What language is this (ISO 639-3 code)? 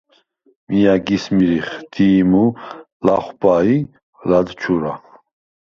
sva